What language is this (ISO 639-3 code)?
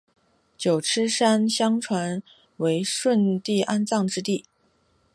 zho